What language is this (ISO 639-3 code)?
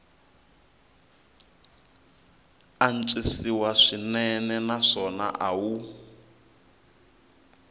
tso